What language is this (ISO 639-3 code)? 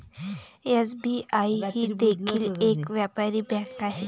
mar